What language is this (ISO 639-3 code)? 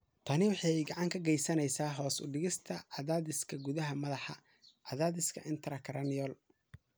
som